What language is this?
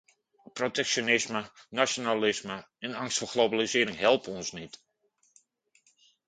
Dutch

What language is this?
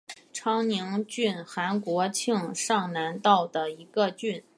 Chinese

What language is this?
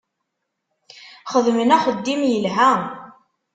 Kabyle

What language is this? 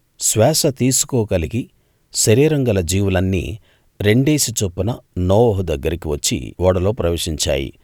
Telugu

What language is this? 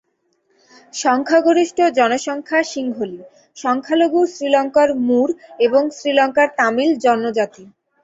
Bangla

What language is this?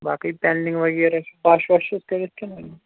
Kashmiri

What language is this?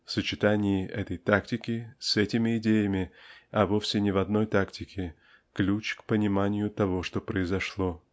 Russian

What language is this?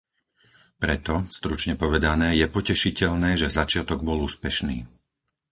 Slovak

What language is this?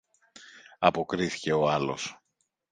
Greek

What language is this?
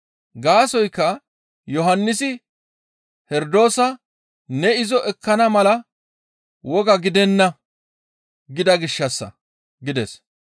Gamo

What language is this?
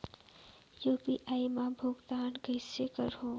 Chhattisgarhi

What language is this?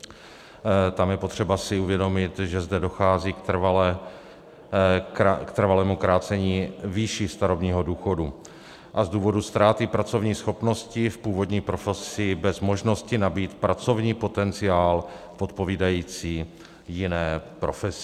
Czech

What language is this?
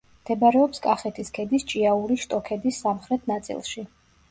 Georgian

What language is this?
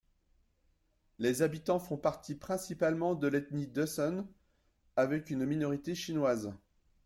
French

